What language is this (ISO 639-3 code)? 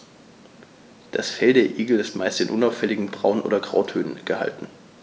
deu